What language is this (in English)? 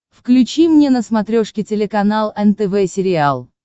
Russian